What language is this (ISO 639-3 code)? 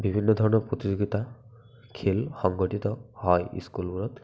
asm